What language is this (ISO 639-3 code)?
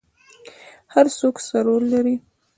pus